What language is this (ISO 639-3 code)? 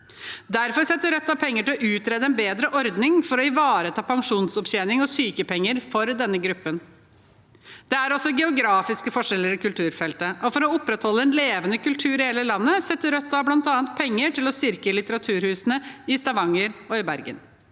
nor